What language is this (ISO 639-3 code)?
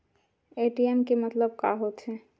hne